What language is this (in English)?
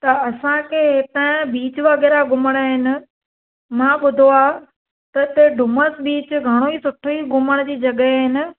Sindhi